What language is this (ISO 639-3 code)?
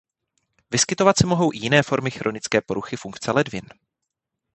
ces